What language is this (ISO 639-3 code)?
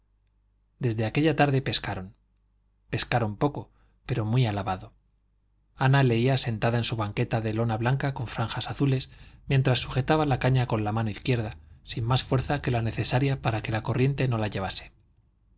spa